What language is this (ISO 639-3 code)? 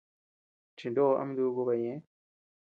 cux